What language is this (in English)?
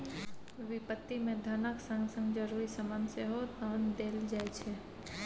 Maithili